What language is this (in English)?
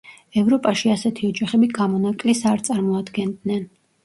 Georgian